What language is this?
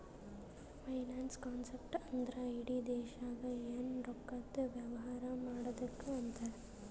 Kannada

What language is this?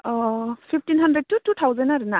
Bodo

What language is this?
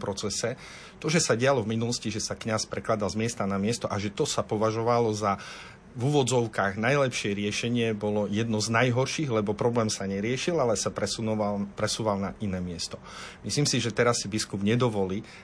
Slovak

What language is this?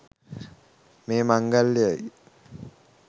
Sinhala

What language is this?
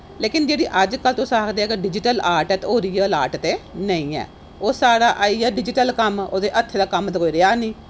Dogri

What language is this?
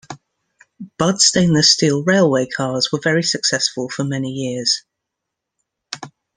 English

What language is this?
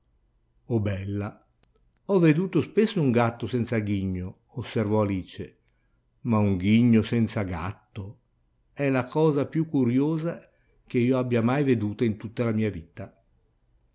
Italian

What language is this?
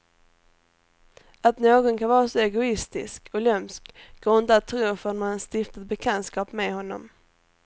Swedish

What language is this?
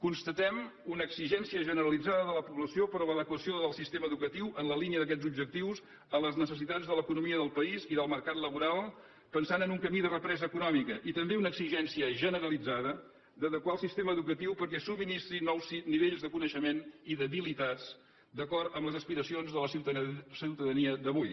Catalan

